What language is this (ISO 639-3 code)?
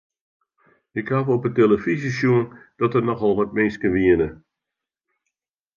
fry